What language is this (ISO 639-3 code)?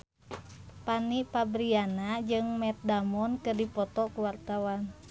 sun